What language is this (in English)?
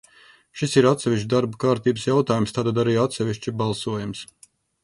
Latvian